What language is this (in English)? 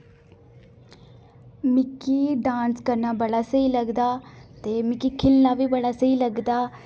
Dogri